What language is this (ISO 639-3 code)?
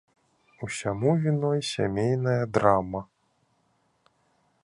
bel